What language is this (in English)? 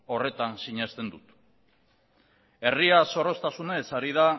Basque